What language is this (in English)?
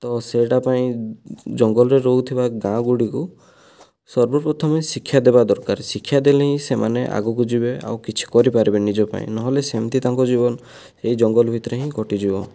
Odia